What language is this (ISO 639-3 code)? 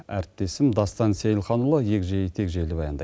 kaz